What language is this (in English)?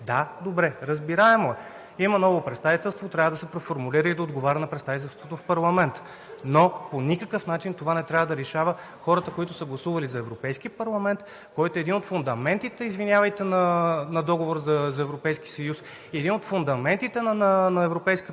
Bulgarian